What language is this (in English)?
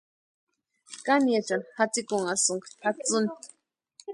Western Highland Purepecha